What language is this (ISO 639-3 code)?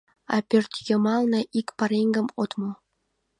chm